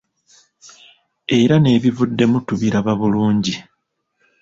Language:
Ganda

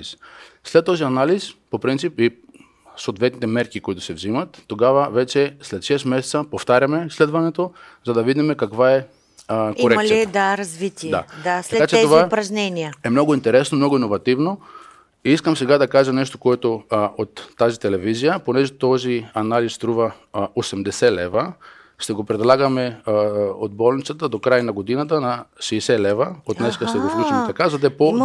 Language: Bulgarian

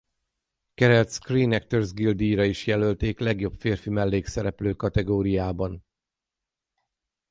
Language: Hungarian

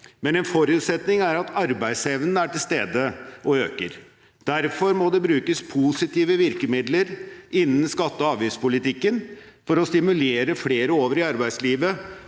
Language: Norwegian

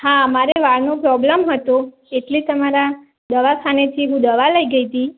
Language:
Gujarati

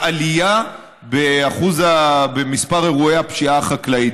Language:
Hebrew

